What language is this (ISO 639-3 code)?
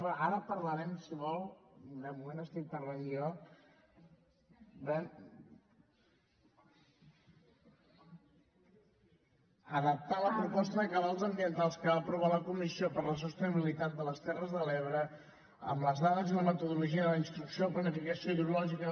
cat